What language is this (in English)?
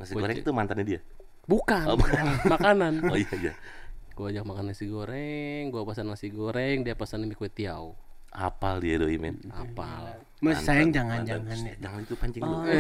Indonesian